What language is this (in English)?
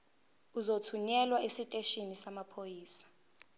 Zulu